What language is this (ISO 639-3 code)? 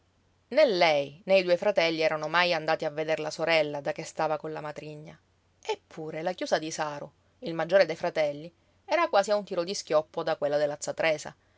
ita